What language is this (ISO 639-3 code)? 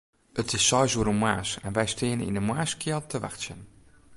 fry